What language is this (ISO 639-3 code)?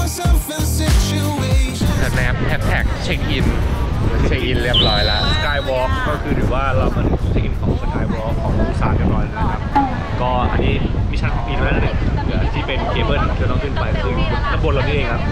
tha